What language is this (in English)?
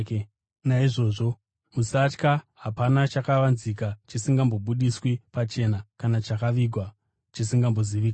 Shona